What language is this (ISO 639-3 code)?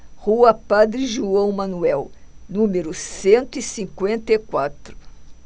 por